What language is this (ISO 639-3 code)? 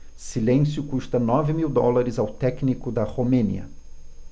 por